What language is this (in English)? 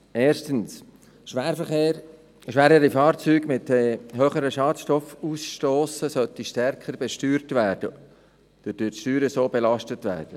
Swiss German